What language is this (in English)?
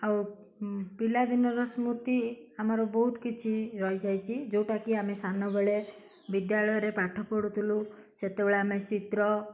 Odia